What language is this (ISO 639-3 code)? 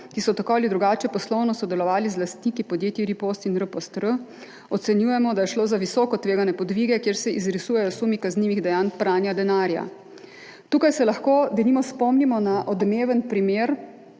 slv